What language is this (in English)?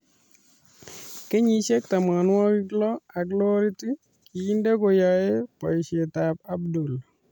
Kalenjin